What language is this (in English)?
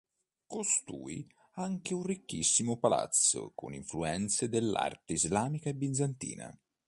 Italian